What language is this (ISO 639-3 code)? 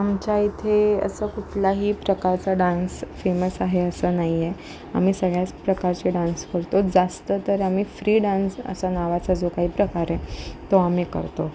mar